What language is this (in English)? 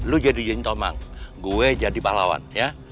Indonesian